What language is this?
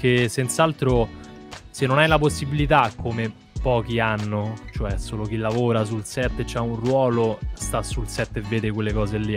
Italian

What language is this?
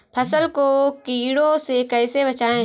Hindi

